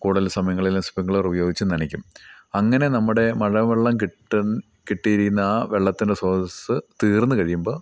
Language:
Malayalam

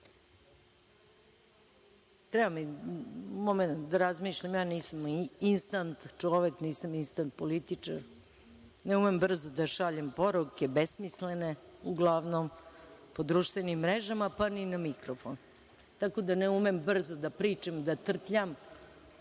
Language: Serbian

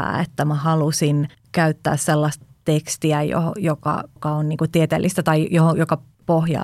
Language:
Finnish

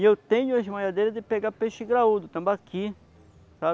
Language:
Portuguese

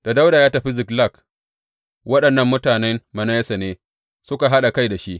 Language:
Hausa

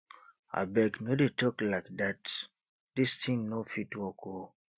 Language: Nigerian Pidgin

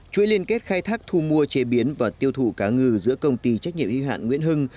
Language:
Vietnamese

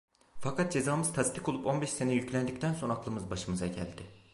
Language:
Turkish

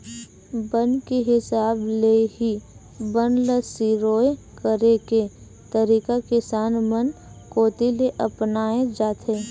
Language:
Chhattisgarhi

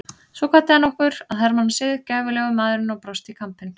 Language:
Icelandic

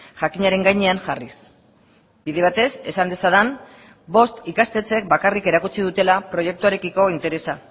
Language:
Basque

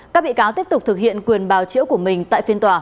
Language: Vietnamese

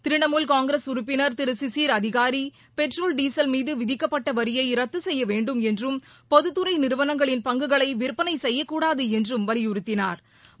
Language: Tamil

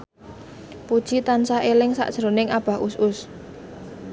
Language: Javanese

